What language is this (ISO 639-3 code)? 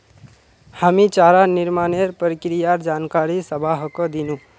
mag